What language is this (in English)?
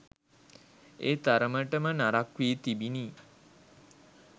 Sinhala